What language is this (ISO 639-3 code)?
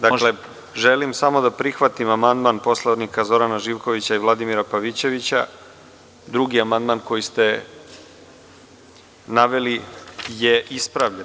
srp